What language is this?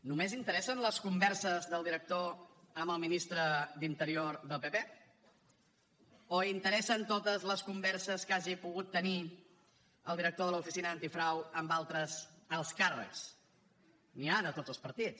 Catalan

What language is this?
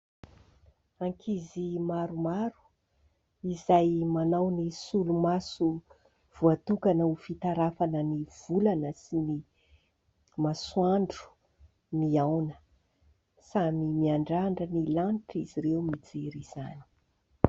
Malagasy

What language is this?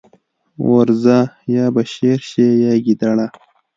Pashto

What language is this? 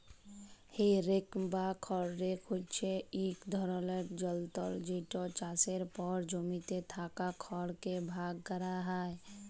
Bangla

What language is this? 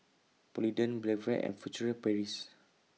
English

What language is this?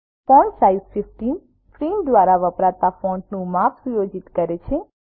Gujarati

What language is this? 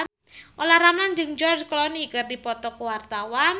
Sundanese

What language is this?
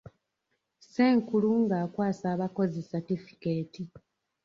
Ganda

